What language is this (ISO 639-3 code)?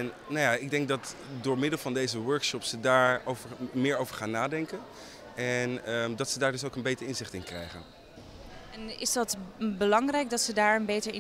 nld